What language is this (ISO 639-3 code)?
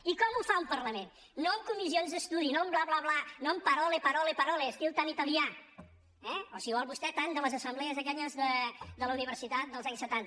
cat